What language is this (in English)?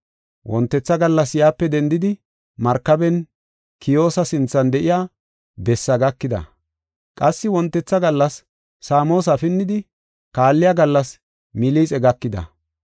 Gofa